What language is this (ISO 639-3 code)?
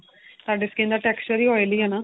pan